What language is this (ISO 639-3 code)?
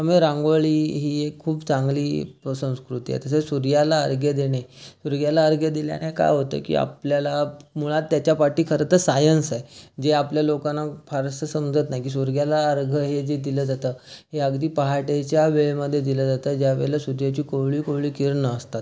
mar